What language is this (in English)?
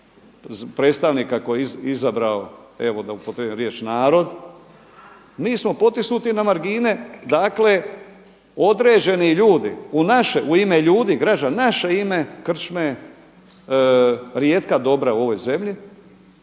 Croatian